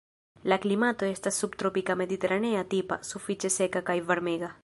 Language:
Esperanto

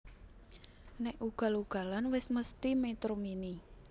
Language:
Javanese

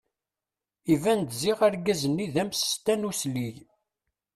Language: Kabyle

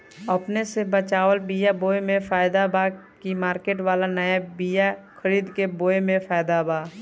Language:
Bhojpuri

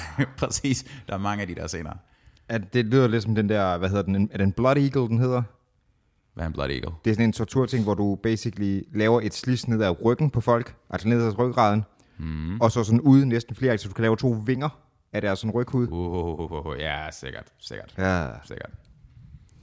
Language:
Danish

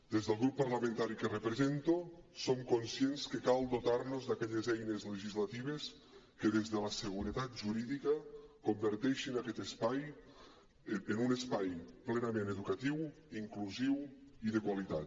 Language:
Catalan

